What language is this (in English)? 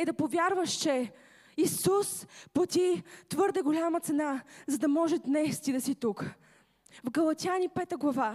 Bulgarian